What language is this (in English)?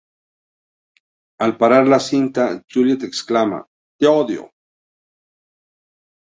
Spanish